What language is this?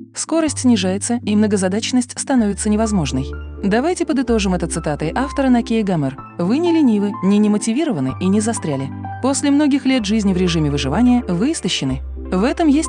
Russian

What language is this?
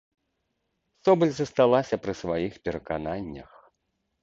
Belarusian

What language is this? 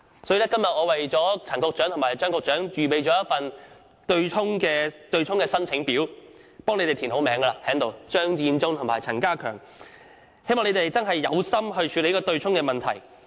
Cantonese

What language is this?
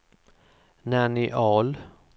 Swedish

